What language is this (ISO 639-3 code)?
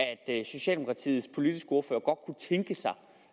dan